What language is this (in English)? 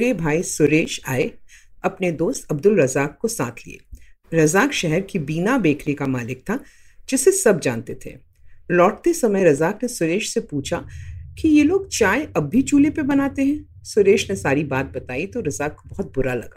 Hindi